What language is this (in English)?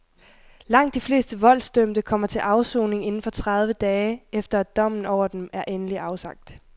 Danish